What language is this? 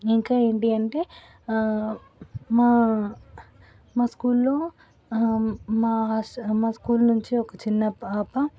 Telugu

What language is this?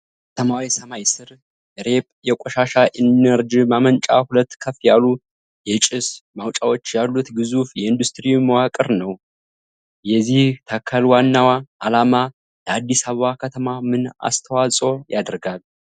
Amharic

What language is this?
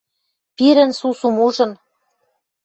Western Mari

